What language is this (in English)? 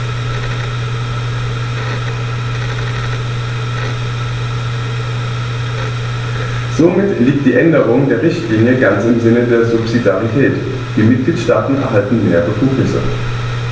German